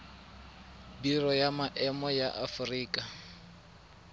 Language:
Tswana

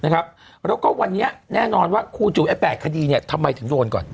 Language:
Thai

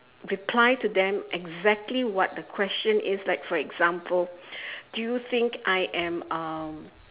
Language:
English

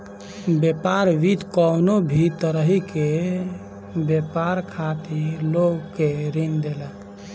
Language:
Bhojpuri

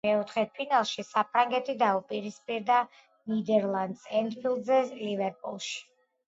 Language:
Georgian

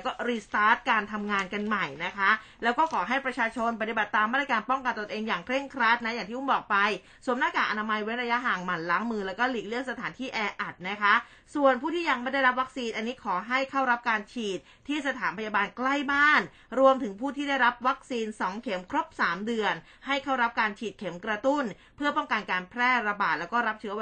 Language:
Thai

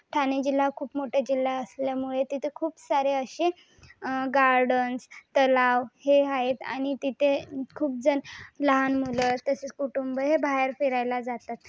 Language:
Marathi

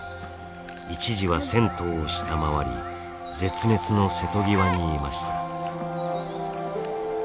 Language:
Japanese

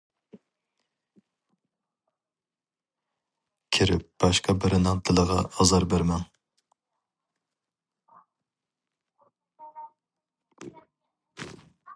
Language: Uyghur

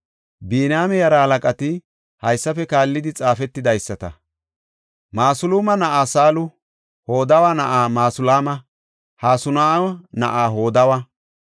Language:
Gofa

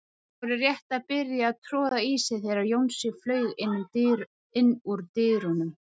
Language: Icelandic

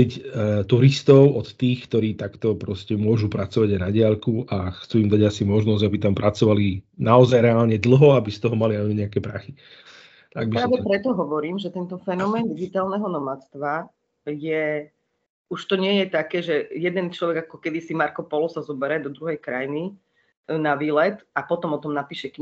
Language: Slovak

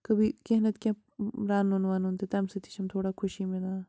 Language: Kashmiri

